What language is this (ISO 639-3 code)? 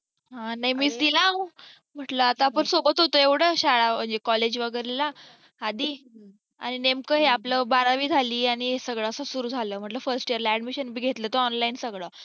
mar